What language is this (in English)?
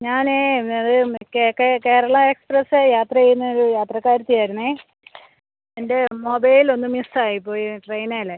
Malayalam